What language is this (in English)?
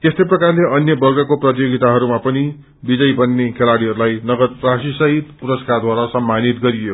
Nepali